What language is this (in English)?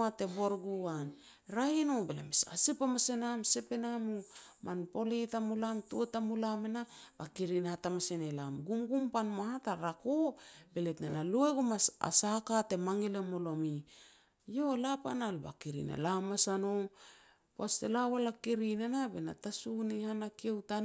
Petats